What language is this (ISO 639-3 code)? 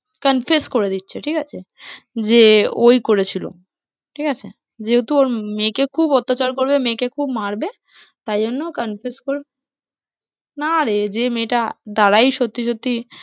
ben